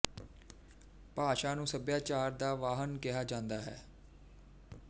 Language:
Punjabi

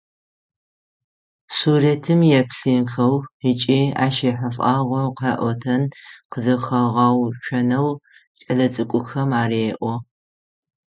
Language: Adyghe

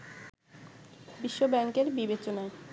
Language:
Bangla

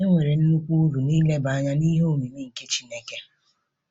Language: Igbo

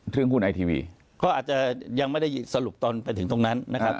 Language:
Thai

